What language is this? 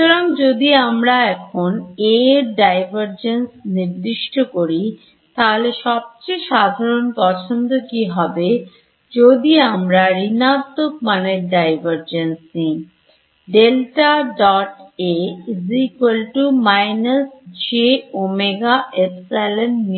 Bangla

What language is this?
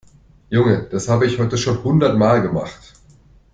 German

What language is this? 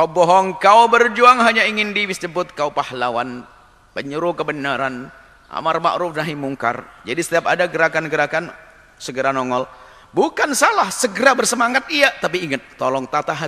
Indonesian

